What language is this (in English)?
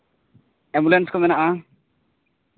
Santali